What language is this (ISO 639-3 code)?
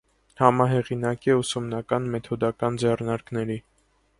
hye